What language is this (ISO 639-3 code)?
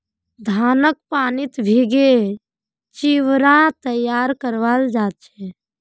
mag